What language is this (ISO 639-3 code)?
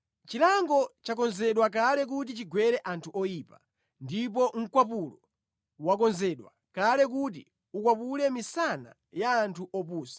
nya